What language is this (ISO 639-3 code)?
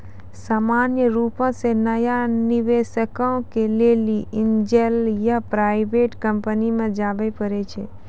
mai